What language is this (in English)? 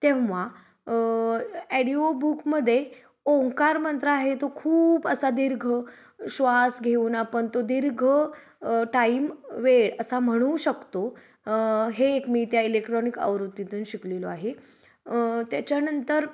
Marathi